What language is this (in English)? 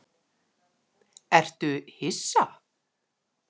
Icelandic